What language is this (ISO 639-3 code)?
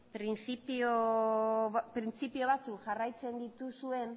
eus